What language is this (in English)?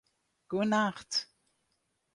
Western Frisian